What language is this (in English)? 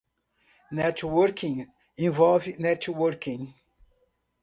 Portuguese